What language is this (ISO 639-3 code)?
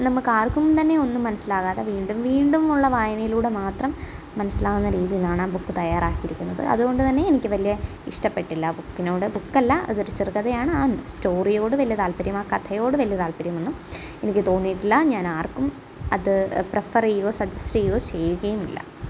mal